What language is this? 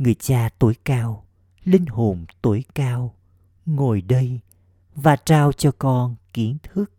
Vietnamese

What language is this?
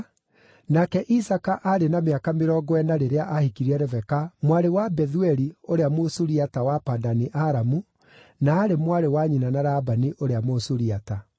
Kikuyu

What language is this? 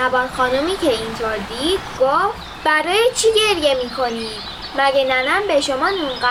Persian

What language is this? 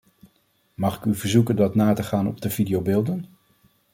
Dutch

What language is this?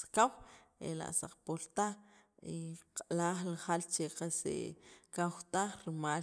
Sacapulteco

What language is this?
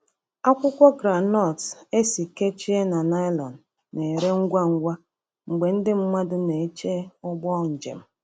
Igbo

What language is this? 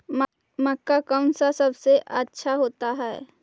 Magahi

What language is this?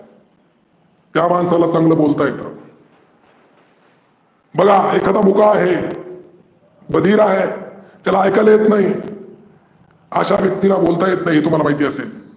Marathi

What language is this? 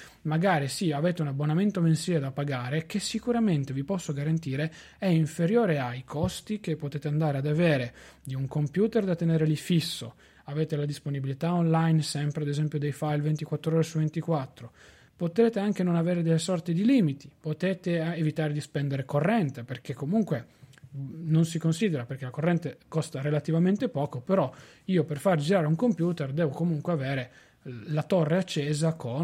Italian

